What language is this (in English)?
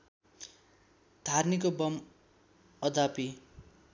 Nepali